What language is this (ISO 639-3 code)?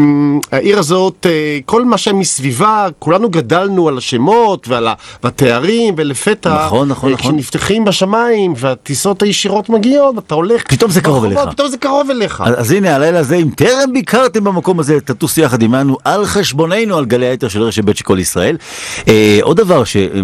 heb